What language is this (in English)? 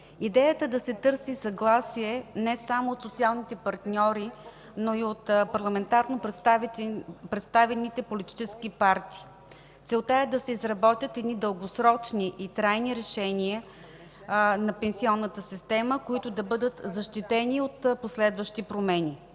Bulgarian